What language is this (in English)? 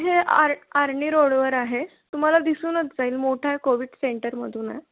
Marathi